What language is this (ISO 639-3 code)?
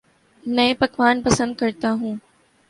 urd